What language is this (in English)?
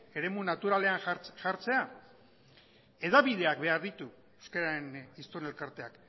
Basque